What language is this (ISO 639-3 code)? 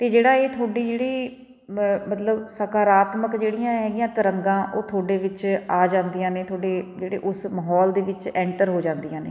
pan